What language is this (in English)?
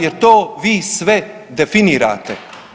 Croatian